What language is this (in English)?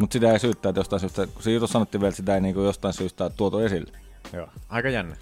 Finnish